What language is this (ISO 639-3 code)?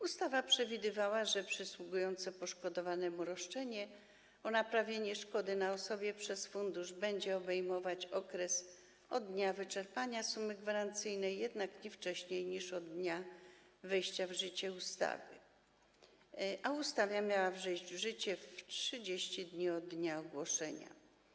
pol